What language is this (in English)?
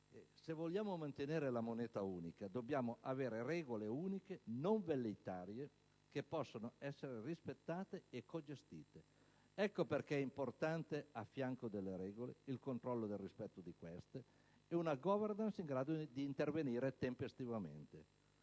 Italian